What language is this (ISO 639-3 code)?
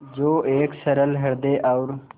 hin